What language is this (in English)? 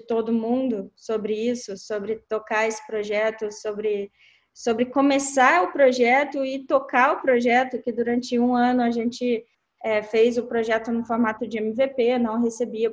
Portuguese